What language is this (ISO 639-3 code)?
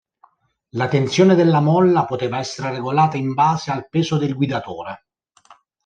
ita